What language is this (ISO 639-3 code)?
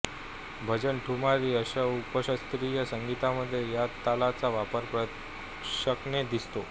mar